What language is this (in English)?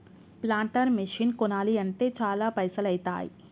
Telugu